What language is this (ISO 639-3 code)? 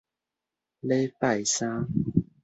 nan